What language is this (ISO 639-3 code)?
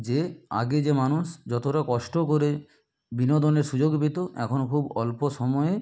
ben